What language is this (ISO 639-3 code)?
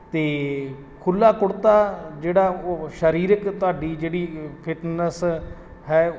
pan